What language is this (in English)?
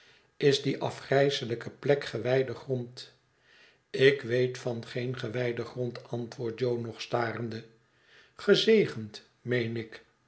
Dutch